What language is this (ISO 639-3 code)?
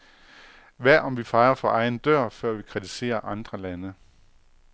dan